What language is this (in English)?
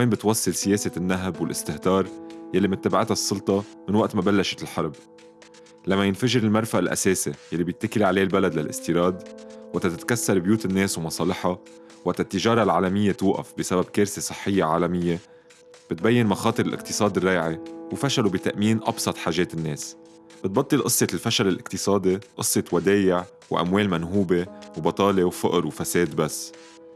Arabic